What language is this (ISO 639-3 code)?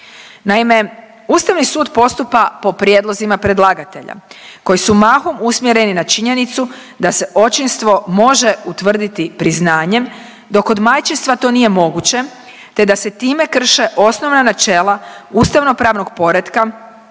hrv